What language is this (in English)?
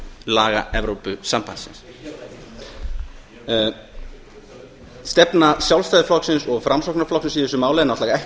Icelandic